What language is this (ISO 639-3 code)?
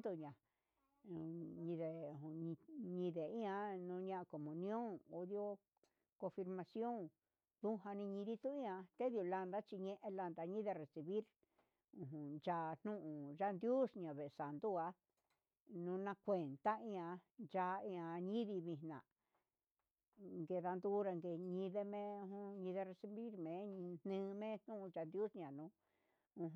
mxs